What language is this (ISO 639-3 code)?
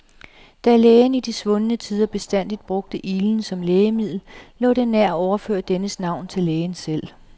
dan